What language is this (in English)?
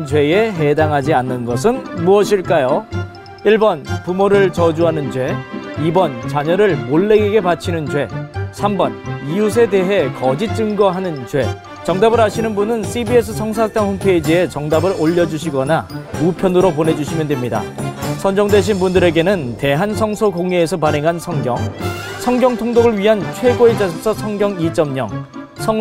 Korean